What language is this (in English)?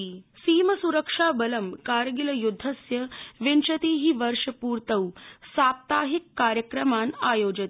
Sanskrit